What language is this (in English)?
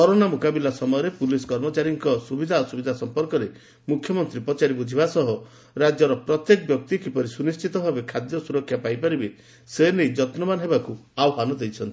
Odia